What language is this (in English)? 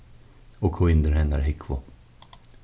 Faroese